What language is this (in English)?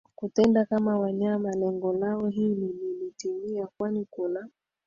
Swahili